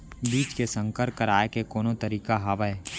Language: Chhattisgarhi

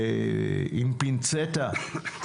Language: Hebrew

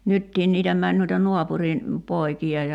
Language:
Finnish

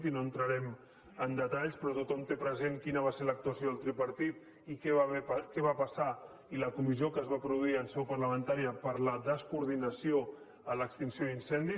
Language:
Catalan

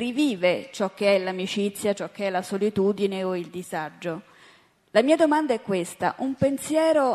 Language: Italian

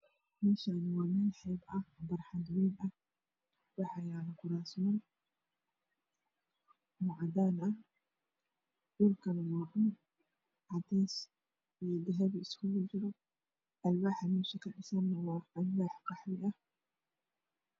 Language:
Somali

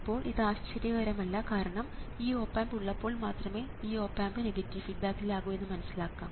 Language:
Malayalam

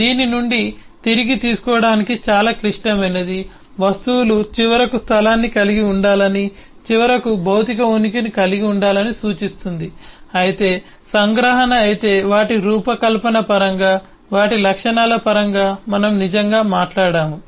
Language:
Telugu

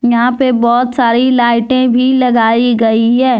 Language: Hindi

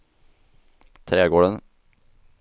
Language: Swedish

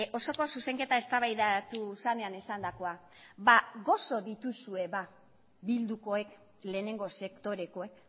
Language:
Basque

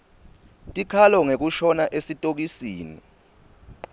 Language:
Swati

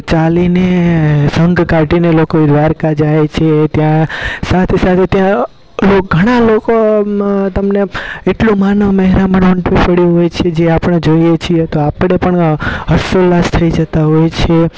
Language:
Gujarati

